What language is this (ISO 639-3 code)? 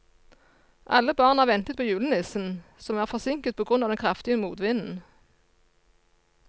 nor